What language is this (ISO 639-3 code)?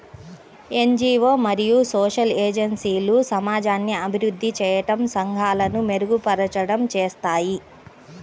tel